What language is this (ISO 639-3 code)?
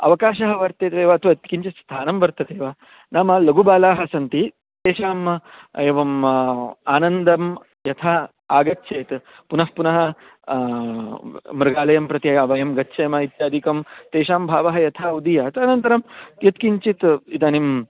san